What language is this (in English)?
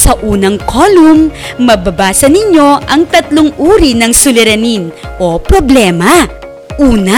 Filipino